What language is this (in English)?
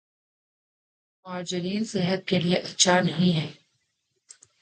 Urdu